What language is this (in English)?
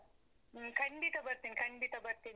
Kannada